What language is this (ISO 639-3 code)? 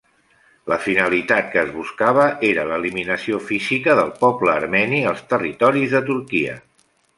cat